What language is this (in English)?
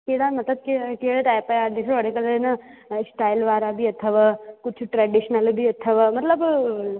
Sindhi